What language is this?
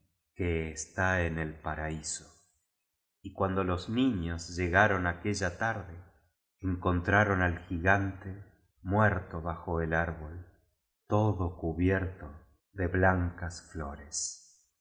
Spanish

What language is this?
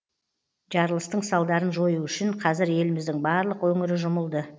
Kazakh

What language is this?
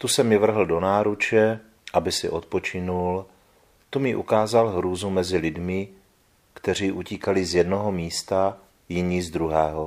Czech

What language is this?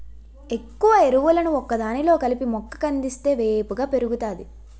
Telugu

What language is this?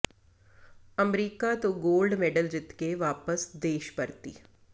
Punjabi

